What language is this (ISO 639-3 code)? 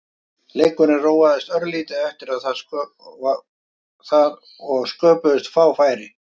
isl